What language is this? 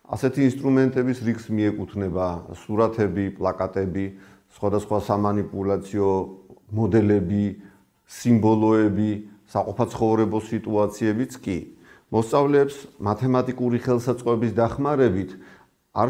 Romanian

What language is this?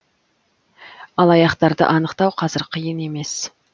Kazakh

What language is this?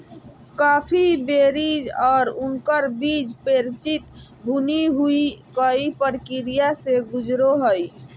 Magahi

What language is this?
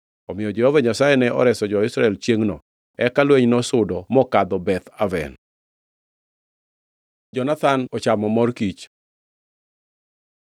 Luo (Kenya and Tanzania)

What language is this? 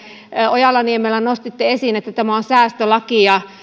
Finnish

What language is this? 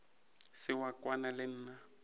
Northern Sotho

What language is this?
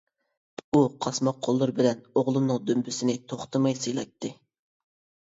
Uyghur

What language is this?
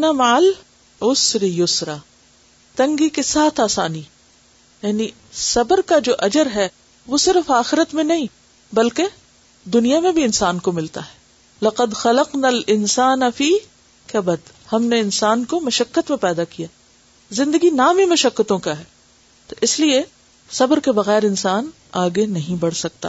Urdu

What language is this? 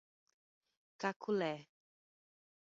Portuguese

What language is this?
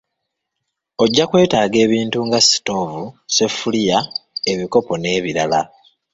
Ganda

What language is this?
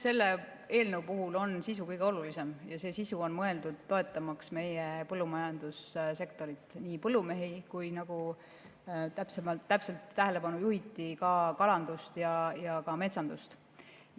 Estonian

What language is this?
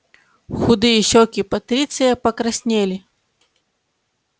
Russian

